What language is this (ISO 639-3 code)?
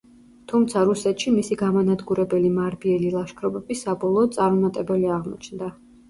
kat